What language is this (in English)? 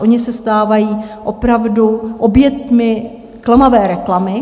Czech